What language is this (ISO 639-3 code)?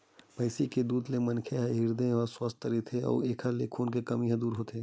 hne